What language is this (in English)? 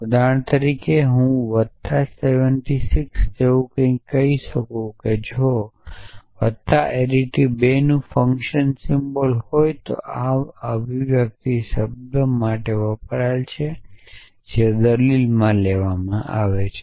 Gujarati